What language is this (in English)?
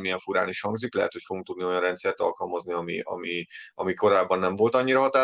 Hungarian